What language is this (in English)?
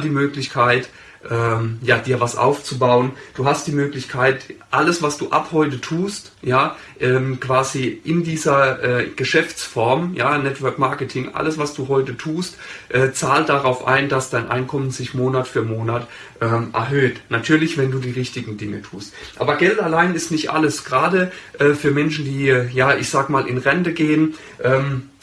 German